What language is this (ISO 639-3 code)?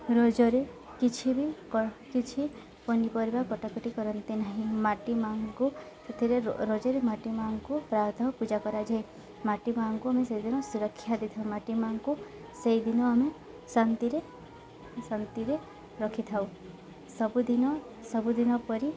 ori